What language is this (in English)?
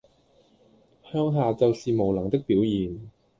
Cantonese